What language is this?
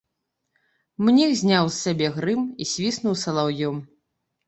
Belarusian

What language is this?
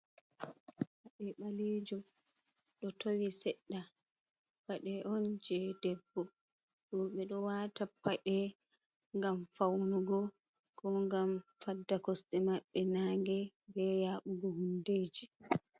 Fula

